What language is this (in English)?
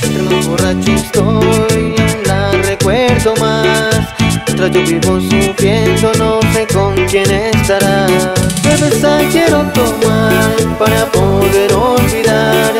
Indonesian